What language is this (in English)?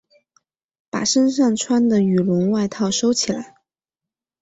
Chinese